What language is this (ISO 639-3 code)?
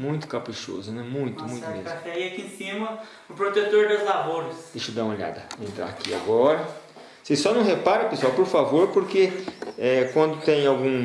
por